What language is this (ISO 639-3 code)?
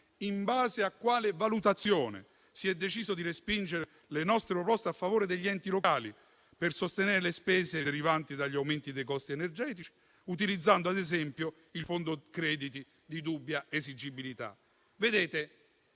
ita